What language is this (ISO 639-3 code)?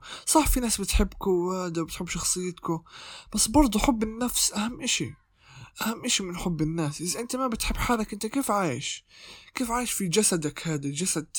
ara